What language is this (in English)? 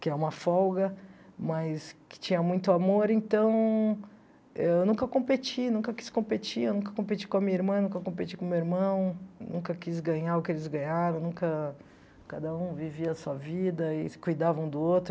Portuguese